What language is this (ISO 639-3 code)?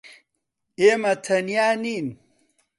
ckb